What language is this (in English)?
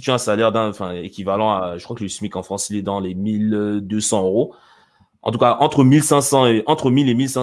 French